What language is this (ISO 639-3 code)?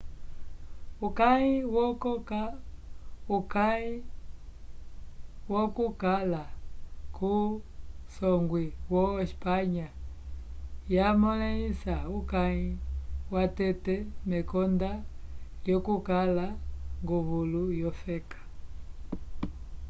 umb